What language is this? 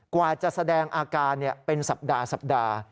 Thai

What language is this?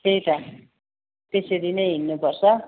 Nepali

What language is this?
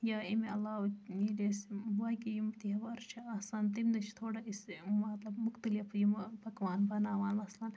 Kashmiri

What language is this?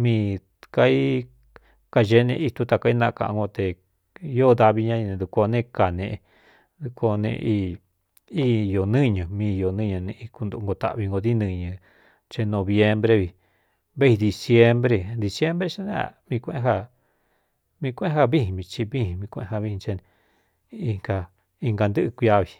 Cuyamecalco Mixtec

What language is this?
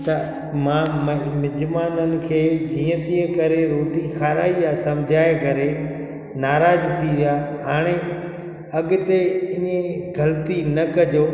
Sindhi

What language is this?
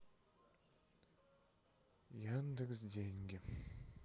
Russian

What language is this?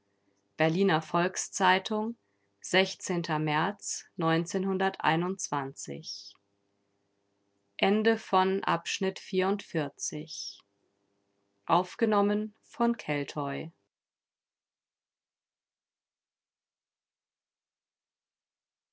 German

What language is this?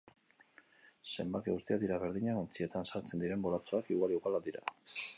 Basque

